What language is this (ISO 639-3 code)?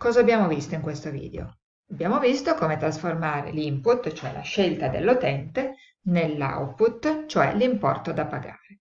ita